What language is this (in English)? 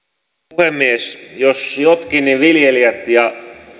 Finnish